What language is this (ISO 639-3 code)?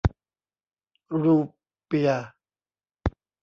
tha